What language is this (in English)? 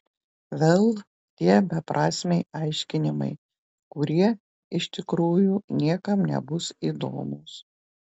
Lithuanian